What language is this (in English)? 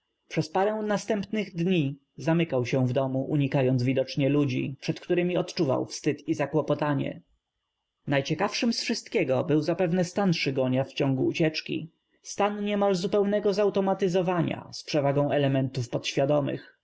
Polish